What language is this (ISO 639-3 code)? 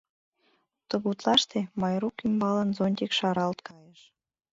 chm